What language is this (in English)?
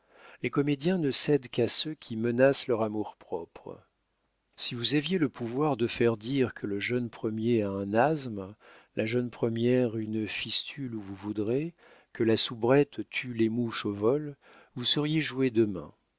French